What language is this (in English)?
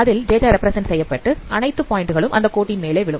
Tamil